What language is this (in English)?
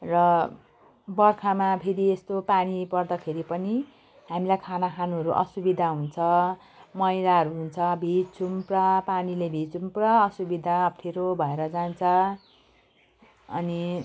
Nepali